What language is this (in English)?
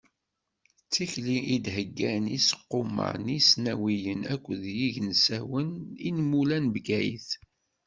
Kabyle